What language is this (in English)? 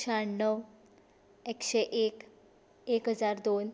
Konkani